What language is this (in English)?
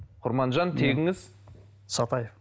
Kazakh